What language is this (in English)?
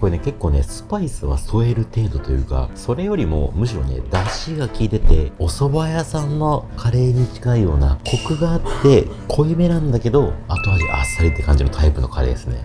Japanese